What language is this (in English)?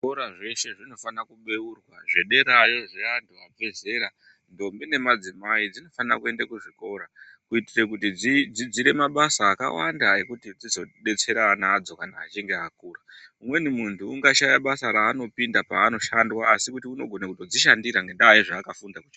Ndau